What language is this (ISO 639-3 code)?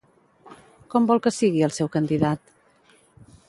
cat